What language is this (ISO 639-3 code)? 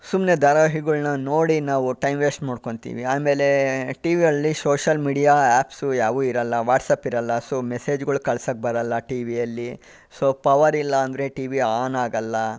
kan